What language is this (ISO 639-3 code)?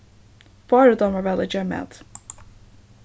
fao